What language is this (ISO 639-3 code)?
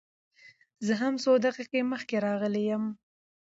pus